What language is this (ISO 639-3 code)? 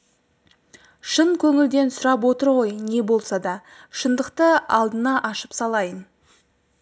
kaz